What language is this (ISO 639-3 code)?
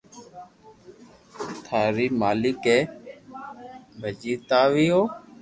lrk